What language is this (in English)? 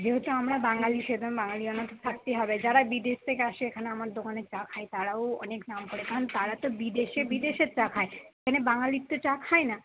Bangla